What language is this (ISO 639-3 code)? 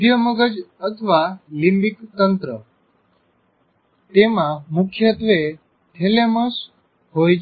guj